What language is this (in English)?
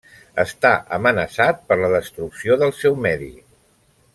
Catalan